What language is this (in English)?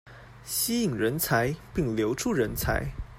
Chinese